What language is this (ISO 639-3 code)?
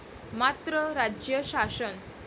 mar